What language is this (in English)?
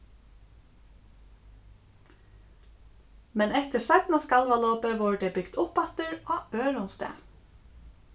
Faroese